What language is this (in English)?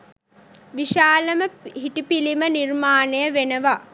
Sinhala